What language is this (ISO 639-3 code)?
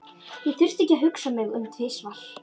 isl